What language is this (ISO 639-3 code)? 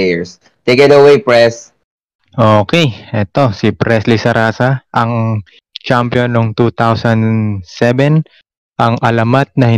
fil